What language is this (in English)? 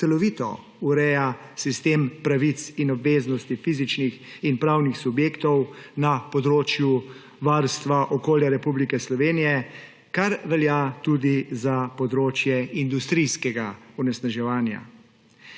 Slovenian